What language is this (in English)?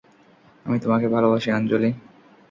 Bangla